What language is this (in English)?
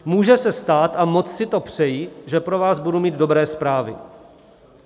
Czech